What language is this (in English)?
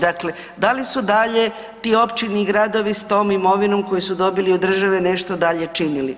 Croatian